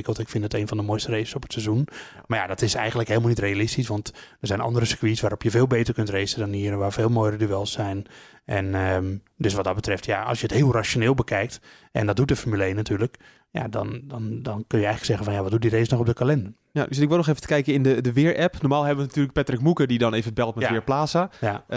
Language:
Dutch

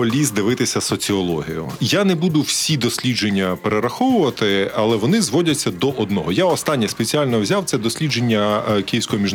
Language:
Ukrainian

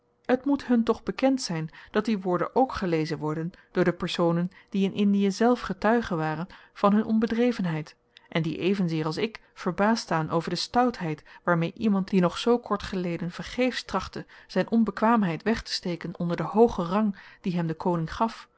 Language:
Dutch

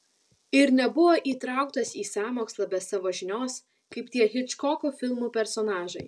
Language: Lithuanian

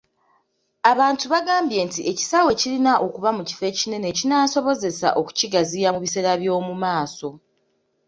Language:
Ganda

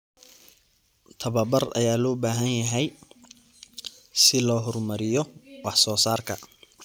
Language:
Somali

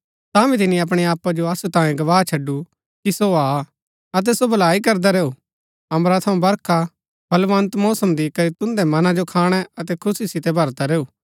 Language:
Gaddi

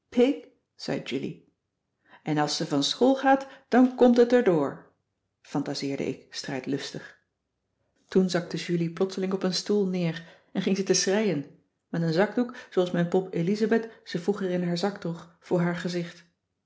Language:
Dutch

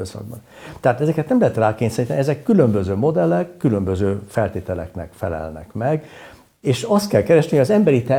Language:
Hungarian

